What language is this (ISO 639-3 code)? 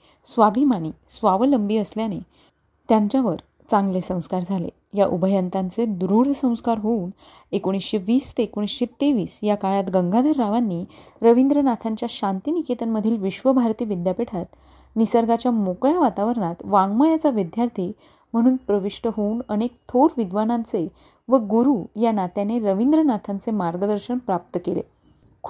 mar